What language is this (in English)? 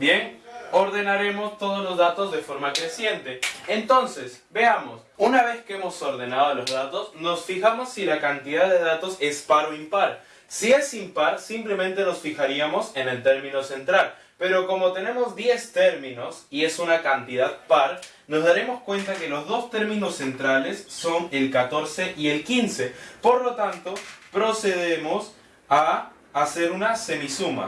Spanish